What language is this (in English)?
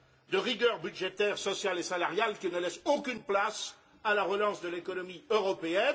French